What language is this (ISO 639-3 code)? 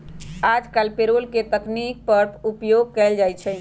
mag